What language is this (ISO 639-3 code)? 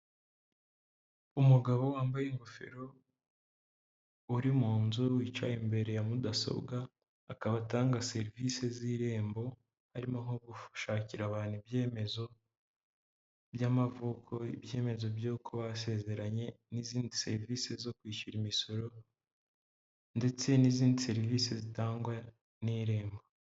kin